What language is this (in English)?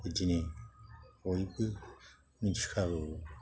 Bodo